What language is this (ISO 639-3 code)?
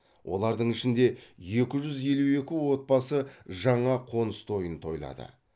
kaz